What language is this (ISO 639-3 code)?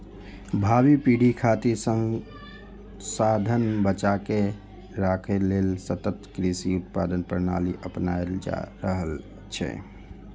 mai